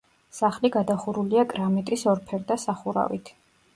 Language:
Georgian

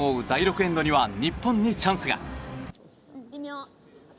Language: Japanese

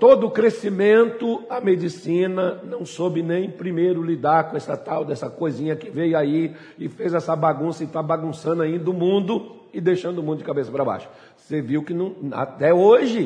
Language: Portuguese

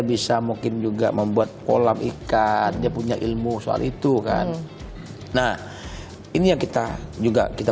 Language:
Indonesian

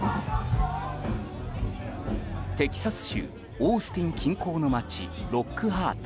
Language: Japanese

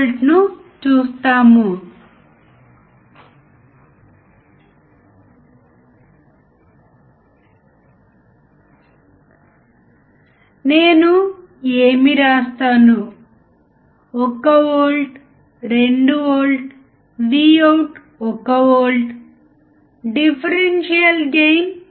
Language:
Telugu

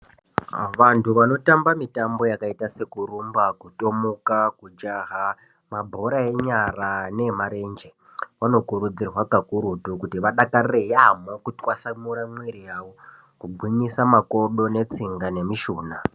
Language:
Ndau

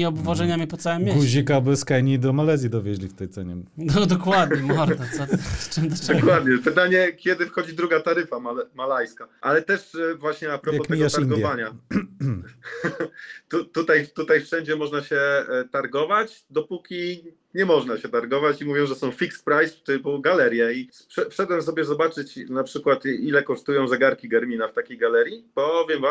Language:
Polish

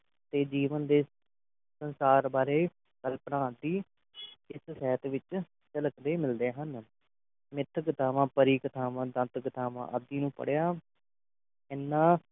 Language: Punjabi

